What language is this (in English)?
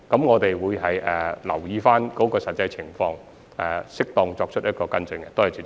Cantonese